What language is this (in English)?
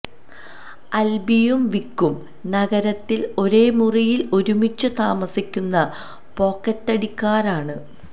Malayalam